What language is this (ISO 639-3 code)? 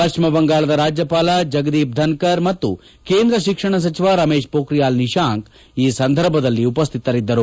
kan